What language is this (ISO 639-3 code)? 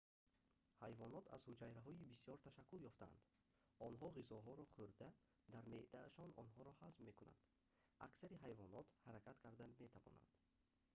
tgk